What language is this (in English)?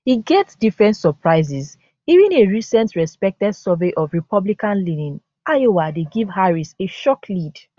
Nigerian Pidgin